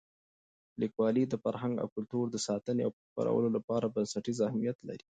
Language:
Pashto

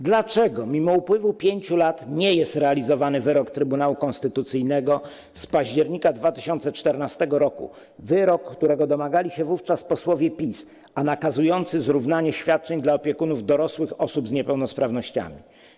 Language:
Polish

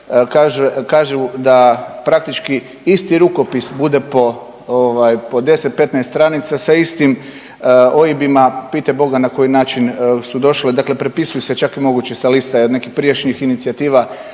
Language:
Croatian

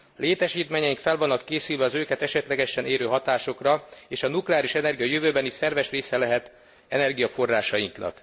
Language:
Hungarian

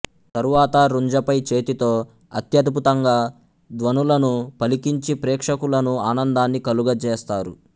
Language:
Telugu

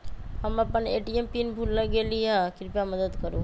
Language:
Magahi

